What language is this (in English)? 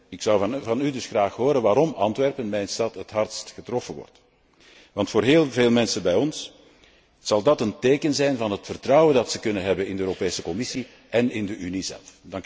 Dutch